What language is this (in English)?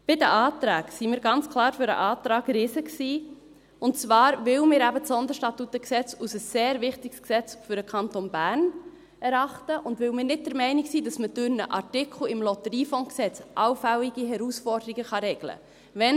Swiss German